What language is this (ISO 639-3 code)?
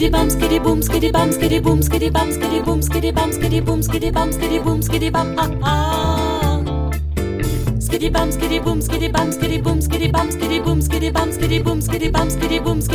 fra